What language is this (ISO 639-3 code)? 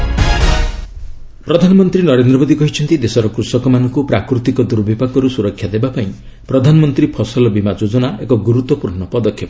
ori